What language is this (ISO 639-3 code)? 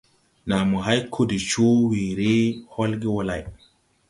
tui